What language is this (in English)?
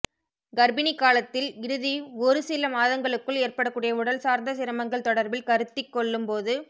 Tamil